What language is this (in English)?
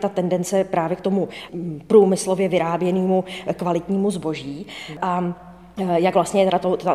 Czech